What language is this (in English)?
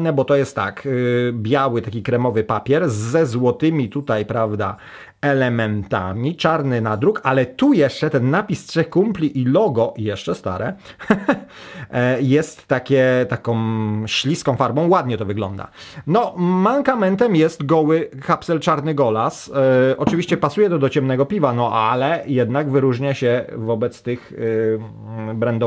Polish